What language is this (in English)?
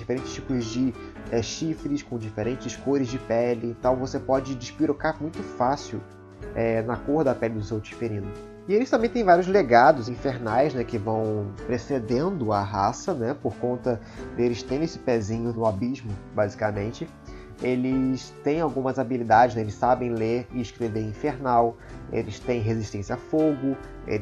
Portuguese